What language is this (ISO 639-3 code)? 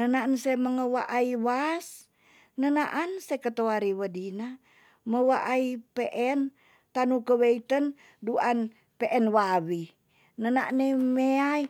txs